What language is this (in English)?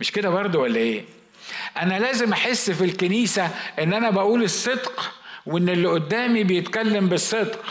Arabic